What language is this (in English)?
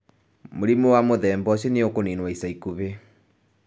Kikuyu